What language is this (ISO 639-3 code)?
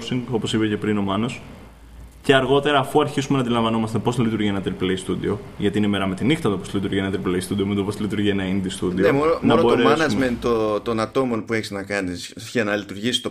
ell